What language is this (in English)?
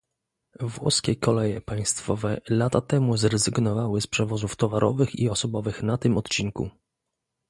Polish